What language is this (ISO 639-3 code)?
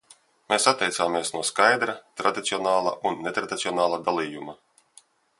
lav